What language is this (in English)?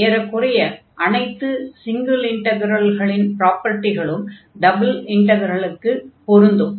Tamil